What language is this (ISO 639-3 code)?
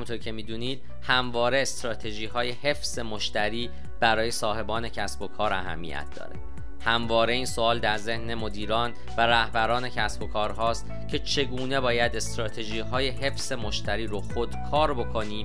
fas